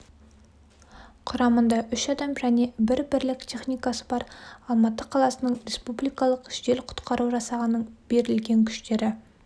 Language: Kazakh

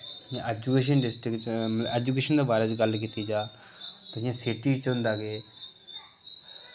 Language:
Dogri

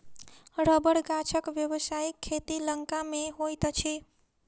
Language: Maithili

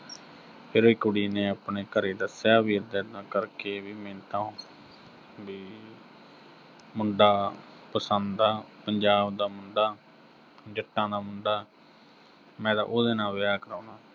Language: Punjabi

